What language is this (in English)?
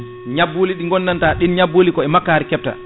Fula